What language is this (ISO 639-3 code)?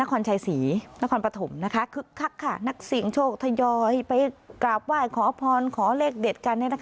tha